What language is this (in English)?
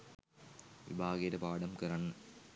Sinhala